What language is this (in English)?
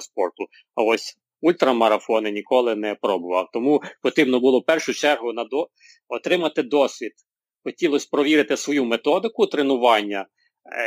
Ukrainian